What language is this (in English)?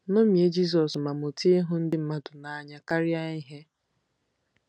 Igbo